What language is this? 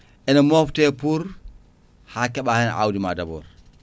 Fula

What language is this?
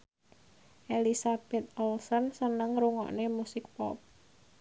Javanese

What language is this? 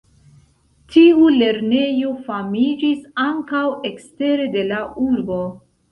Esperanto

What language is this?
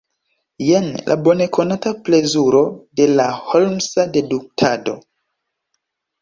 Esperanto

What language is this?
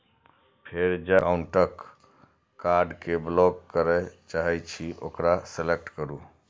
Maithili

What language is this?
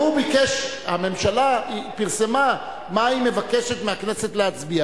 Hebrew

